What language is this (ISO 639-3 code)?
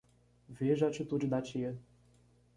por